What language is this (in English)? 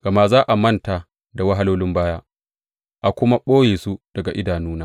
Hausa